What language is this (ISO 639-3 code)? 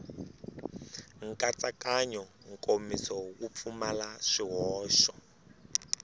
tso